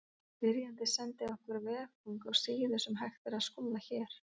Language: Icelandic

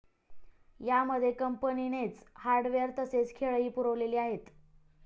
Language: Marathi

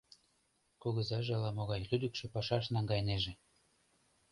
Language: Mari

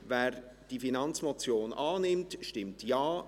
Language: Swiss German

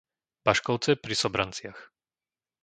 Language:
Slovak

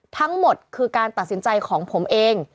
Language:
Thai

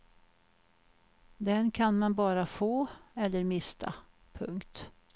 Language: Swedish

